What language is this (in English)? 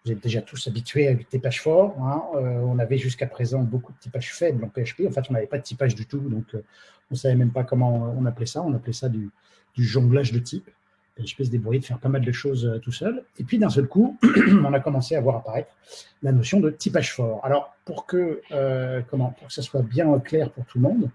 French